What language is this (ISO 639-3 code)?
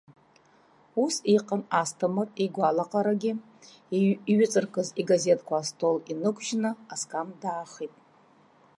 abk